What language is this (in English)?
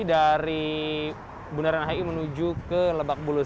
Indonesian